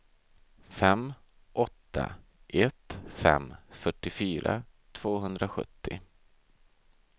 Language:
Swedish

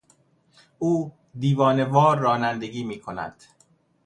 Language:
Persian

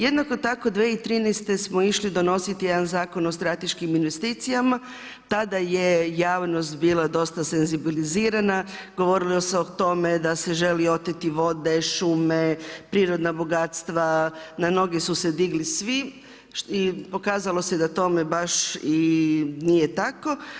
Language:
Croatian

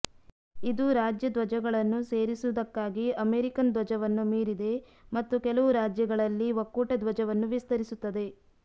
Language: Kannada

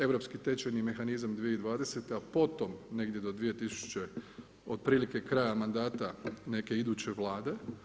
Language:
Croatian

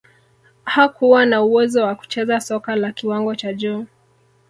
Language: Swahili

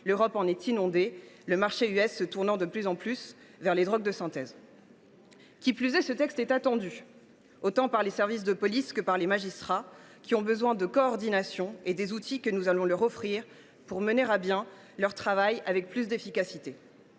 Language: French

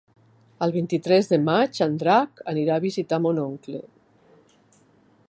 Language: Catalan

